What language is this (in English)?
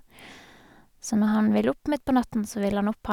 Norwegian